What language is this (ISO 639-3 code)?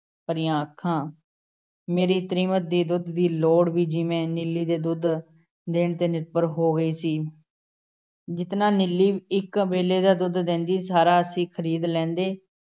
pan